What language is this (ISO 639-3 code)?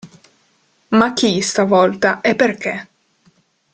ita